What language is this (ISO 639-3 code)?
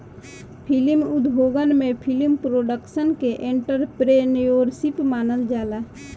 bho